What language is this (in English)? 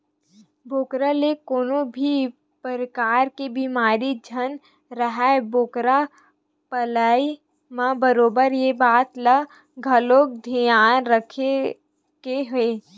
Chhattisgarhi